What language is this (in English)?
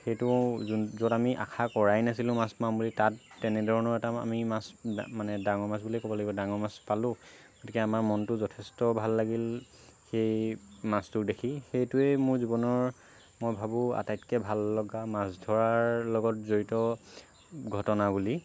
Assamese